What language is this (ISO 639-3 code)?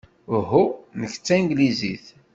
kab